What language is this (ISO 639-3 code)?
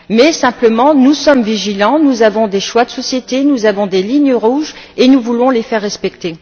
fra